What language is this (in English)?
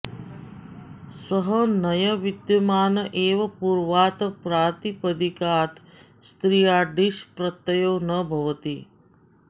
Sanskrit